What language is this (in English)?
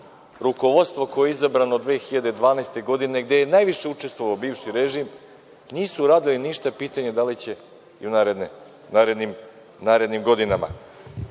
Serbian